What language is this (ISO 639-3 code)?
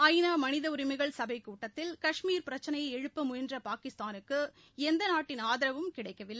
tam